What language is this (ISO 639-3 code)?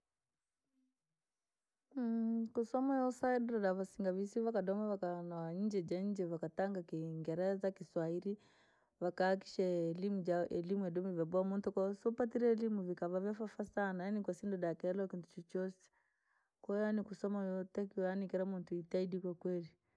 lag